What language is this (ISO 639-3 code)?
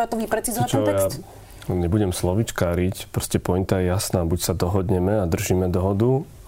slk